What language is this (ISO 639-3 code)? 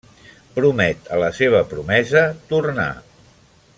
cat